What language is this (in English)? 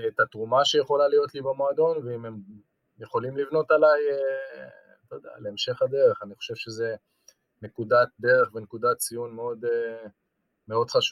Hebrew